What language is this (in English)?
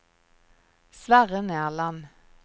Norwegian